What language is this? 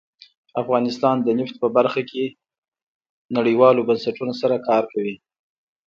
Pashto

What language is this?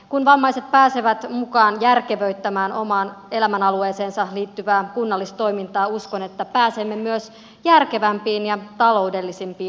Finnish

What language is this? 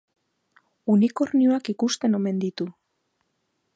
Basque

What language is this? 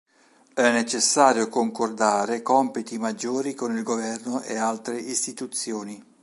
Italian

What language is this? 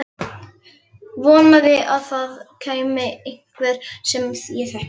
Icelandic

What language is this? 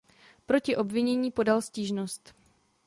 Czech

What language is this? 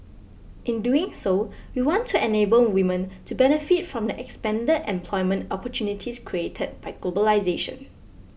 English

